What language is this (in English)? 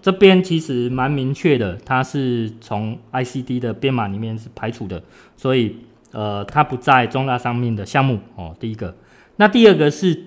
Chinese